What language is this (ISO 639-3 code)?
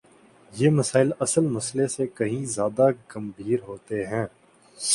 urd